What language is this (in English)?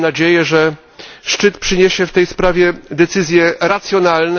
Polish